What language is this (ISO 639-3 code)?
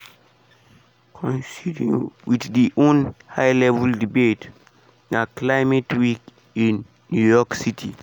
pcm